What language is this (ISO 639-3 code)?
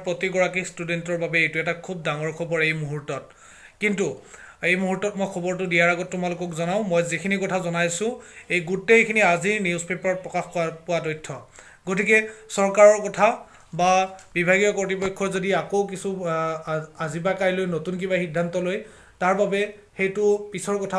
hin